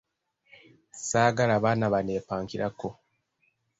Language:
Ganda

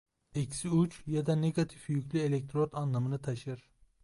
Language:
Turkish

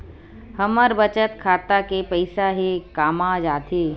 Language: Chhattisgarhi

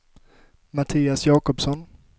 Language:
Swedish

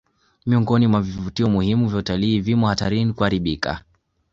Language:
Swahili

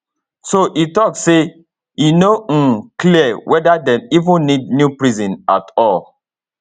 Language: Nigerian Pidgin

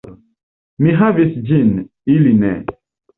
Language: Esperanto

